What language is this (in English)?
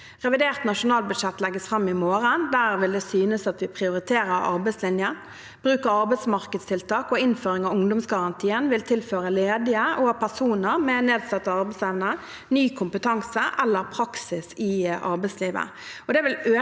Norwegian